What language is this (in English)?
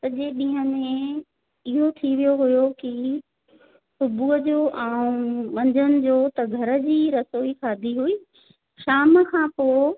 Sindhi